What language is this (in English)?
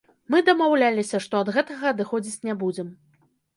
Belarusian